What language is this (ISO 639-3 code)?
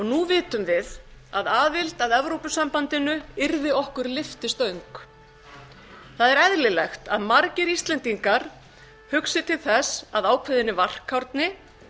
isl